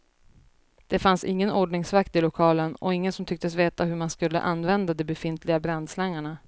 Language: Swedish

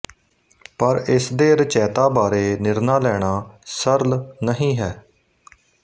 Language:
Punjabi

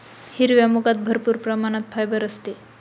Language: Marathi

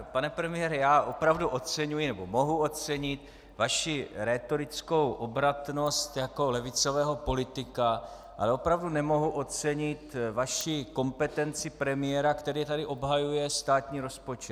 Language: Czech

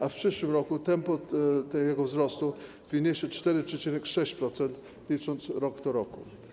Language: Polish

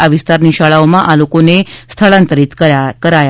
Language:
Gujarati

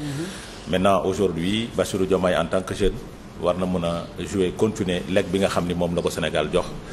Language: French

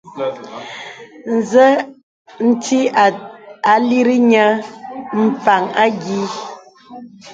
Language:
Bebele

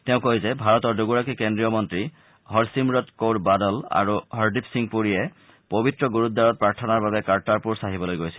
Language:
Assamese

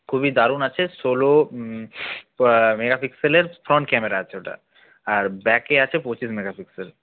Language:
Bangla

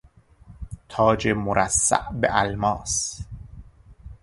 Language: Persian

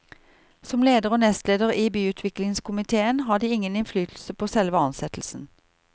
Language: Norwegian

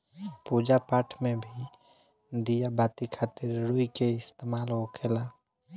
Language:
Bhojpuri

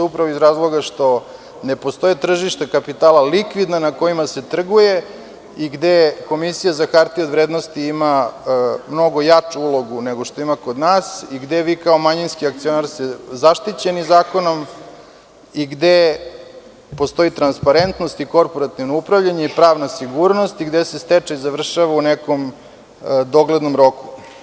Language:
Serbian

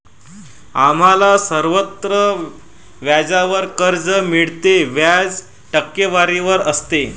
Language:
Marathi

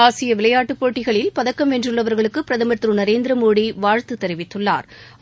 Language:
Tamil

